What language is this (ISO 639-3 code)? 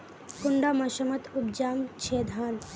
mag